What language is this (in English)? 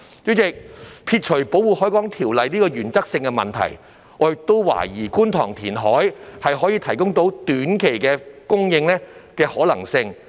Cantonese